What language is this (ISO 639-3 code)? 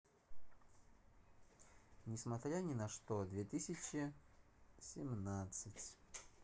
rus